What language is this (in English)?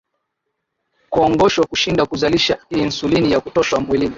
Swahili